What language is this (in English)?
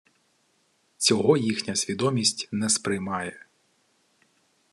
Ukrainian